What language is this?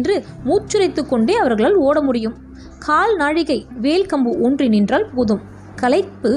Tamil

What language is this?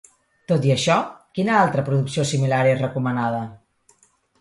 Catalan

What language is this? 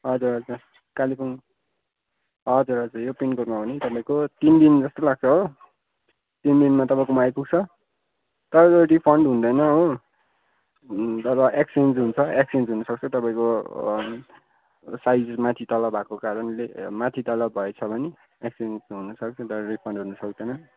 Nepali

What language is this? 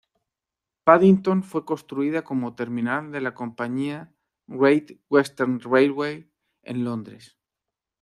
Spanish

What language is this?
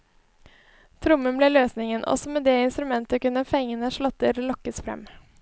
Norwegian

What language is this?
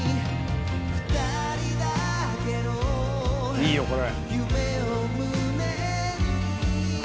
Japanese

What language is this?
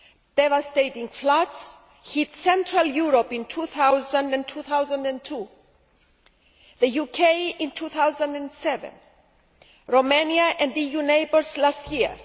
English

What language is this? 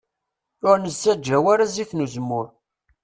Kabyle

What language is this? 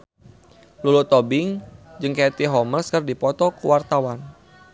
Sundanese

